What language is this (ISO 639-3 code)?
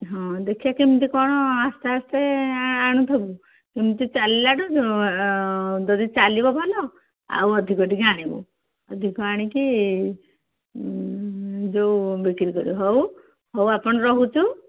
ori